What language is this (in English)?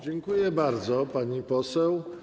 Polish